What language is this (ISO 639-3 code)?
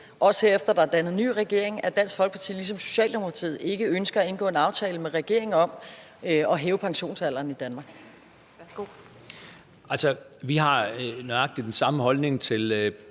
dan